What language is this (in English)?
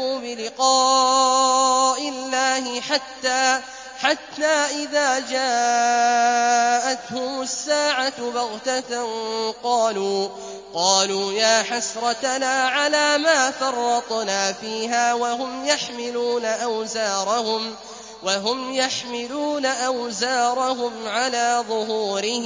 Arabic